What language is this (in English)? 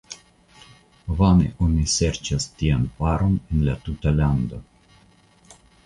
Esperanto